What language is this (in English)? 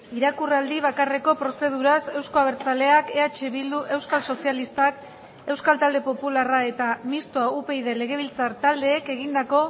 Basque